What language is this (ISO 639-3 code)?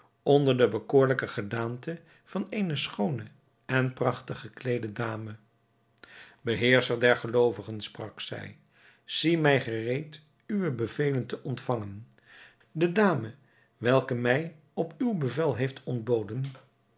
nld